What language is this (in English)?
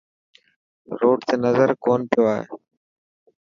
Dhatki